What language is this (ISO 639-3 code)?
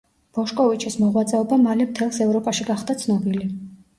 kat